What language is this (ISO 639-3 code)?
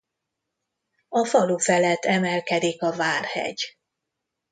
hun